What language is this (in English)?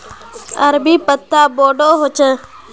Magahi